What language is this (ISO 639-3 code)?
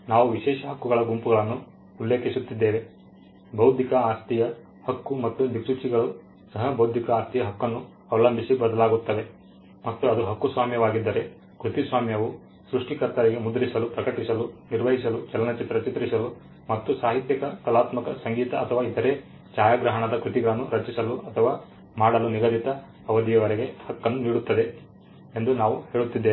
kan